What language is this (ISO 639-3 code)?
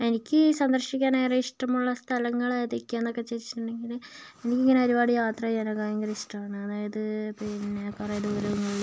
mal